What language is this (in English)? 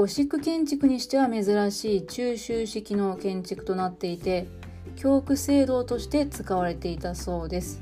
Japanese